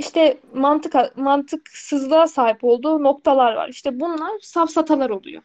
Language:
Turkish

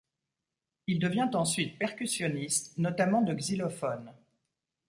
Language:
French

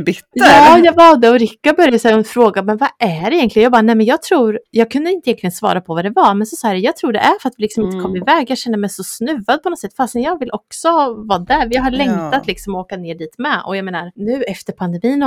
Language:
Swedish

